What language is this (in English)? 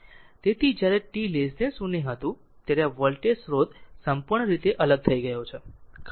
Gujarati